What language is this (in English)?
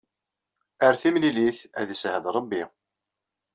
Kabyle